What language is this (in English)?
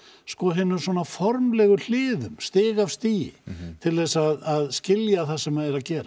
Icelandic